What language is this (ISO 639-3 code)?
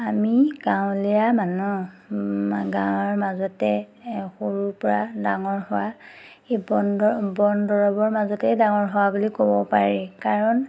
asm